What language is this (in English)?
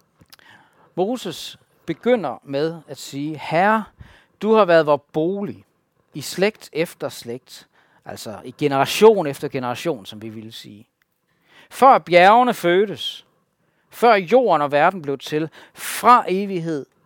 Danish